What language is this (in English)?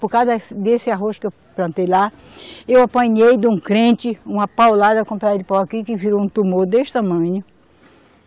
Portuguese